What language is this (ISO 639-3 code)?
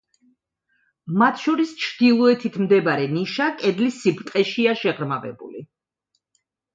kat